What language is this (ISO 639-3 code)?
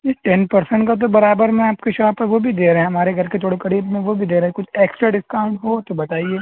urd